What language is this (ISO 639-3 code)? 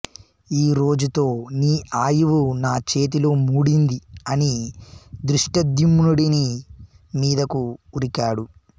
tel